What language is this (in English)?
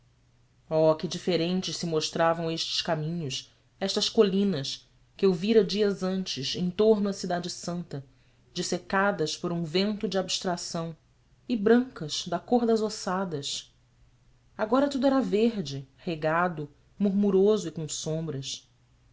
Portuguese